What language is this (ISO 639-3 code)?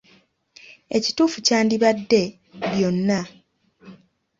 lug